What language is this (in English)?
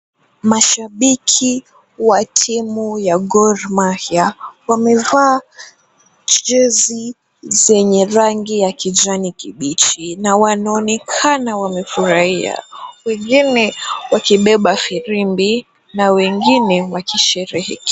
Swahili